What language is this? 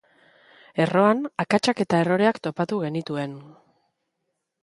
Basque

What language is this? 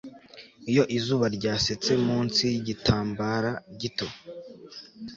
Kinyarwanda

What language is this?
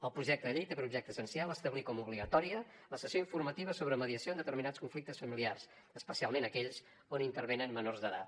Catalan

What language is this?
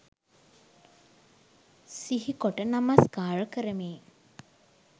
Sinhala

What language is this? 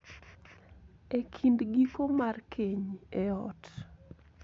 Luo (Kenya and Tanzania)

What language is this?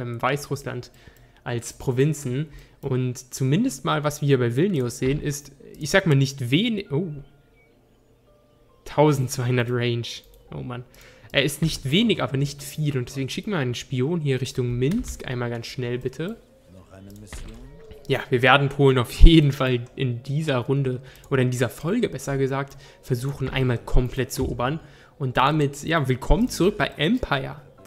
German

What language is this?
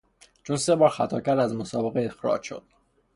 Persian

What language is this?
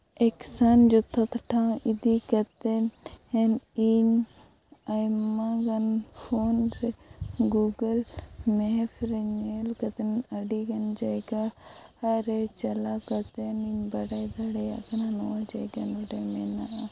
Santali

